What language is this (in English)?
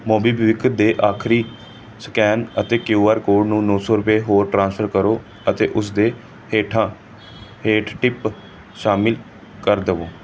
Punjabi